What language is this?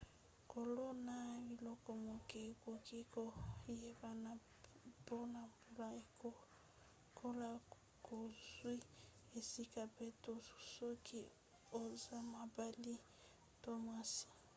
Lingala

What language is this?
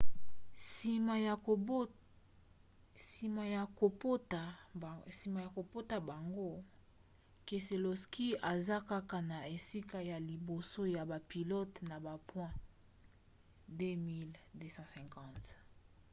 Lingala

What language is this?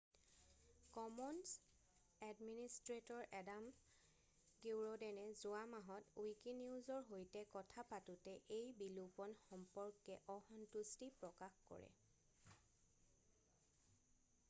Assamese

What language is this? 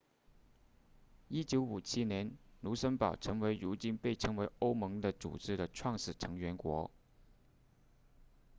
Chinese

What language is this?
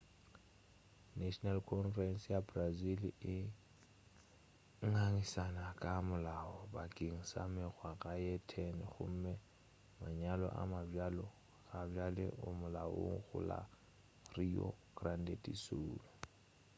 Northern Sotho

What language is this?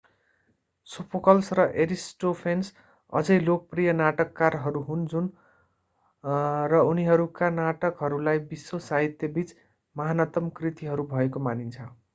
Nepali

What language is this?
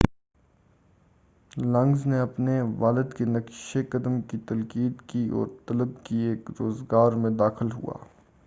Urdu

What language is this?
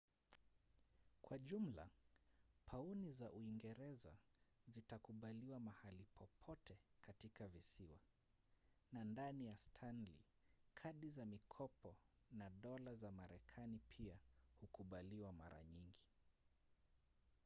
Swahili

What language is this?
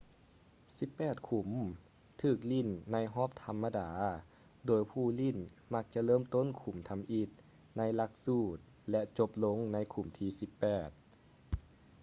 Lao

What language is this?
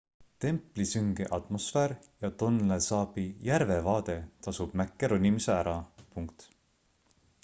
Estonian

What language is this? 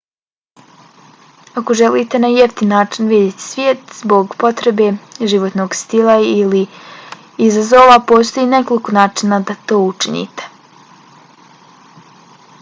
Bosnian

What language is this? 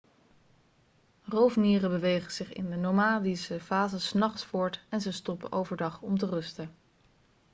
Dutch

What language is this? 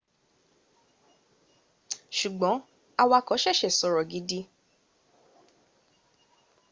Yoruba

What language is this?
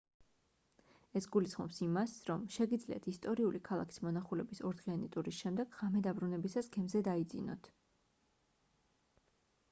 Georgian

